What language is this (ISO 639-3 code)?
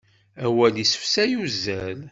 kab